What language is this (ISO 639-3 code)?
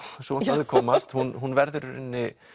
isl